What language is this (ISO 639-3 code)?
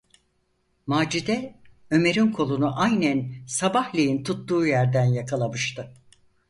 tur